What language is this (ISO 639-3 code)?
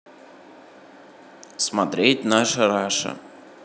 rus